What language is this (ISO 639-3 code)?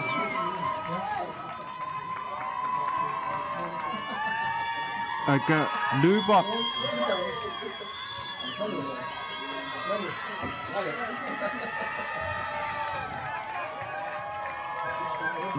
fra